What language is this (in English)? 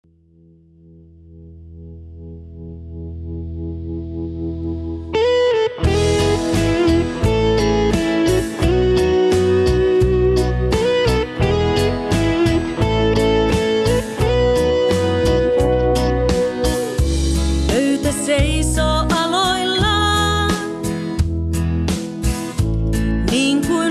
Finnish